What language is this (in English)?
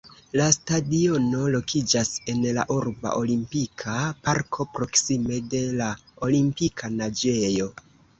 Esperanto